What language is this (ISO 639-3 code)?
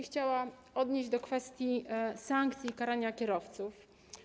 pol